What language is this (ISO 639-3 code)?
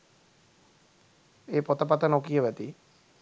sin